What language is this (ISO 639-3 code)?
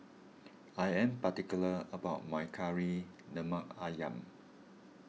eng